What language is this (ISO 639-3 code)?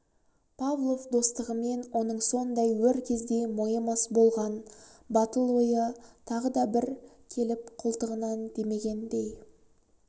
kaz